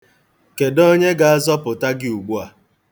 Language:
Igbo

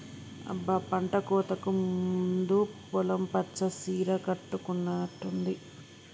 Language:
Telugu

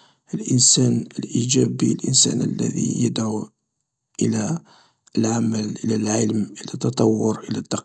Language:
Algerian Arabic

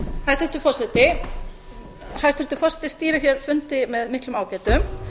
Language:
Icelandic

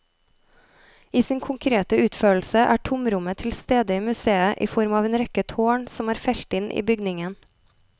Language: Norwegian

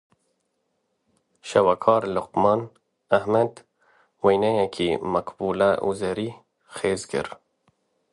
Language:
Kurdish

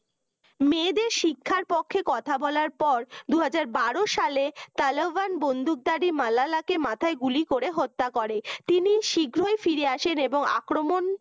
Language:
Bangla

